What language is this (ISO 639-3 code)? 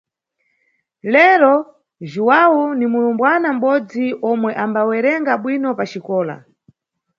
nyu